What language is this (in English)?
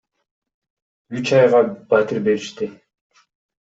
Kyrgyz